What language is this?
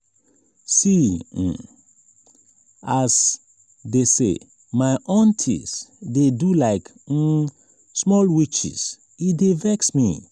Nigerian Pidgin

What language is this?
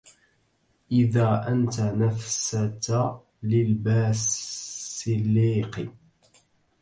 Arabic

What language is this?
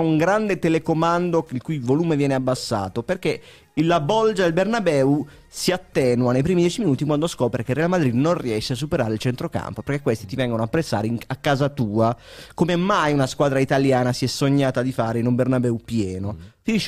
Italian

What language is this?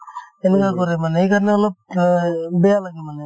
Assamese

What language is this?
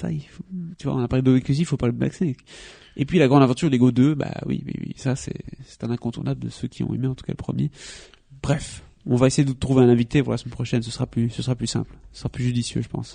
French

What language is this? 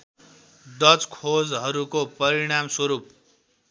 Nepali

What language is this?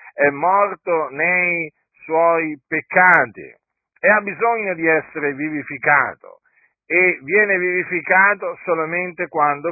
Italian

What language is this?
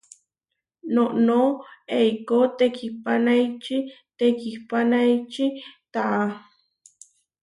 Huarijio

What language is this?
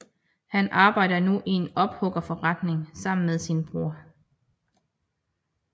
Danish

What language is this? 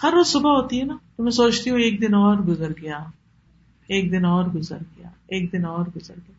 Urdu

